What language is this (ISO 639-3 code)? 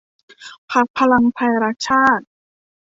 tha